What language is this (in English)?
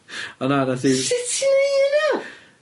Welsh